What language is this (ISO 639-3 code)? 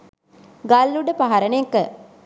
sin